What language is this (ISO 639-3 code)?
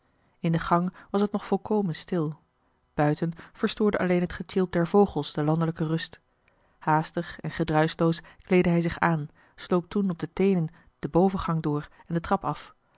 nld